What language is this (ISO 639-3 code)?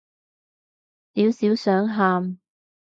yue